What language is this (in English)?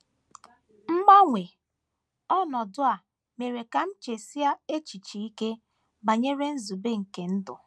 Igbo